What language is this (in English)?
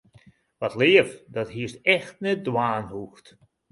Western Frisian